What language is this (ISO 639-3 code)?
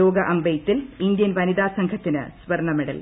mal